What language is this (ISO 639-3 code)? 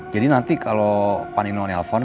ind